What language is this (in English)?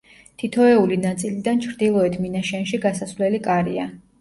Georgian